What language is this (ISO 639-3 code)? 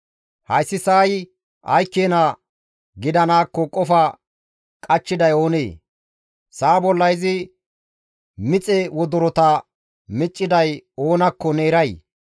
gmv